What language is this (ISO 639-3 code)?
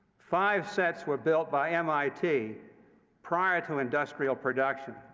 eng